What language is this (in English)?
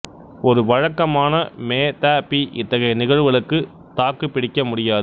Tamil